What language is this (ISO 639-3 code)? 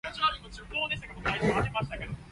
yue